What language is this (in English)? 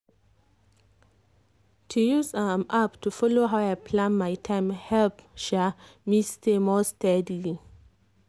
Nigerian Pidgin